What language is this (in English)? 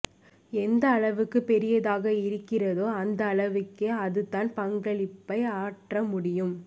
Tamil